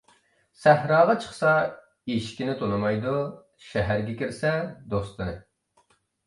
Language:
Uyghur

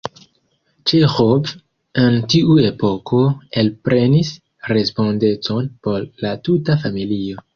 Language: Esperanto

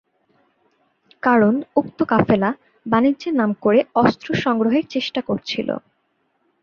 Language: Bangla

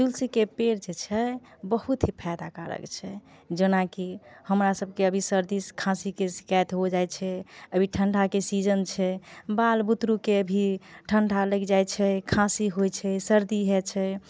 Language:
Maithili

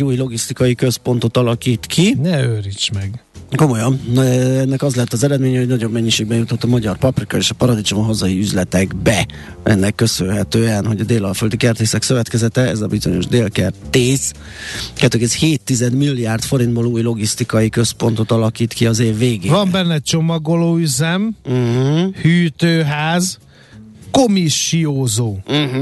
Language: Hungarian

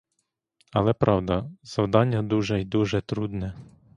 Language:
Ukrainian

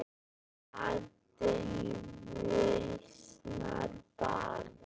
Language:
Icelandic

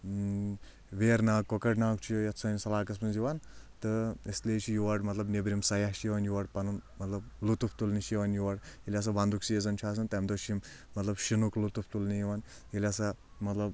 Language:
Kashmiri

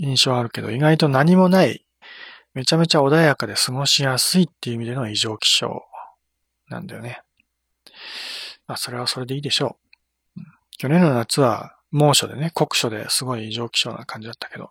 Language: Japanese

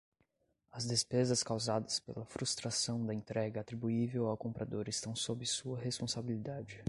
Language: Portuguese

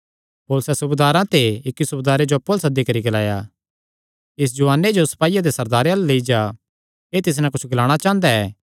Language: Kangri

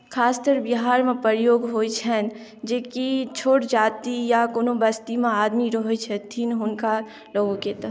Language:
Maithili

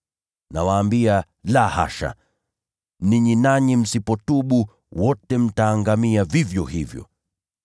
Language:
Swahili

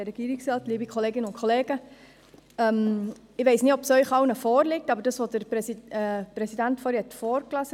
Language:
Swiss German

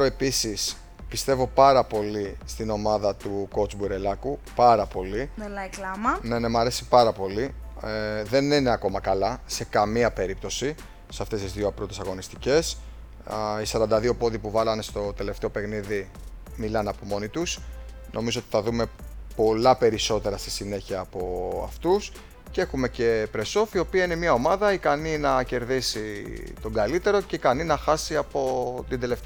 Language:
Greek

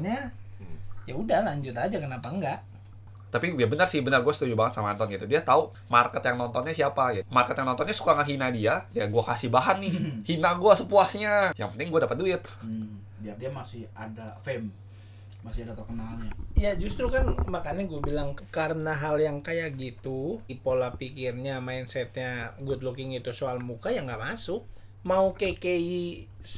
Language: Indonesian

